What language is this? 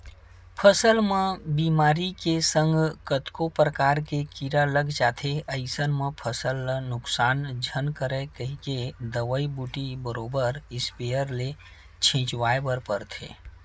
Chhattisgarhi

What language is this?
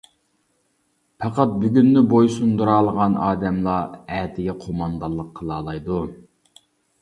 Uyghur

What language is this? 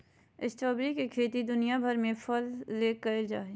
Magahi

